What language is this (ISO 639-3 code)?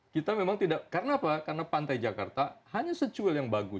ind